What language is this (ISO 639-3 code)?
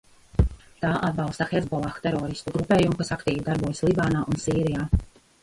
lav